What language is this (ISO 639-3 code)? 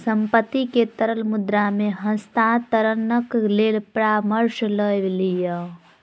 mai